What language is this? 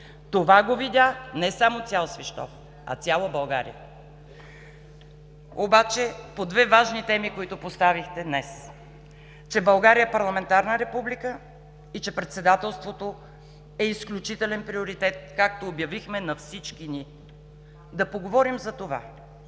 Bulgarian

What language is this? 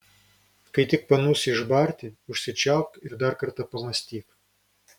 Lithuanian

